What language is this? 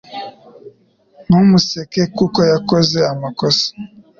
Kinyarwanda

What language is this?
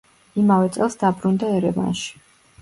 Georgian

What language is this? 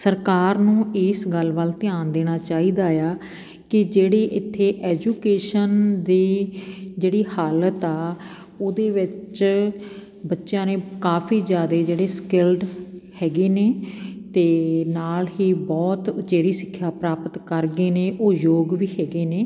Punjabi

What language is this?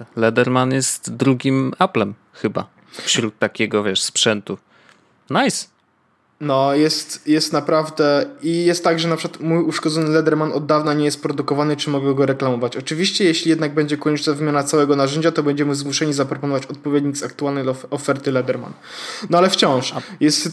Polish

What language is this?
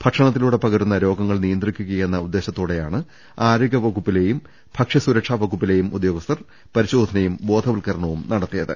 Malayalam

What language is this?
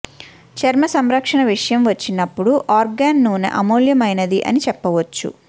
Telugu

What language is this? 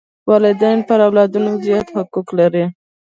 Pashto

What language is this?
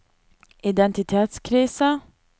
Norwegian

